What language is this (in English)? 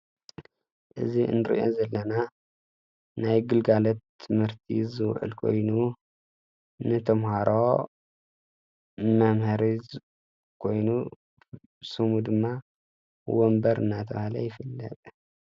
Tigrinya